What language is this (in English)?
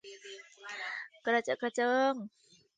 Thai